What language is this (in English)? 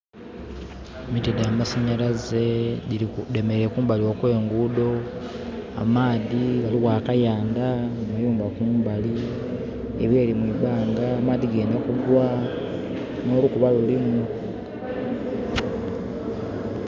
Soga